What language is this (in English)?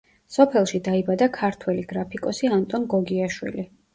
Georgian